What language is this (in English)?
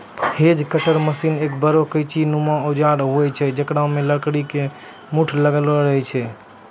Maithili